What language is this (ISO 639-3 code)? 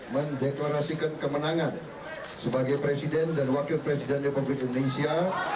ind